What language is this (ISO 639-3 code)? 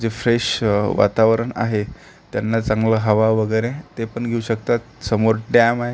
mar